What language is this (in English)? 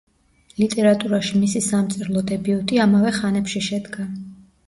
Georgian